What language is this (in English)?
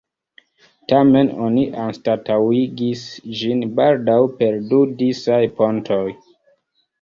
Esperanto